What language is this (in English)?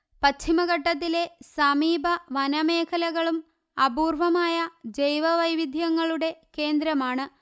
Malayalam